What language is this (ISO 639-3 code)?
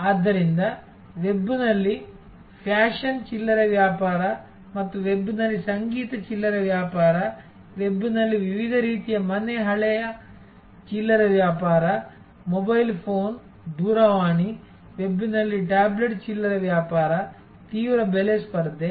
kan